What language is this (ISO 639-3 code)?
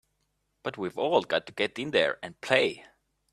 eng